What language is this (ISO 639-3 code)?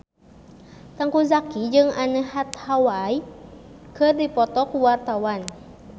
sun